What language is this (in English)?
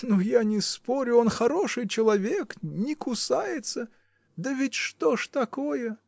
Russian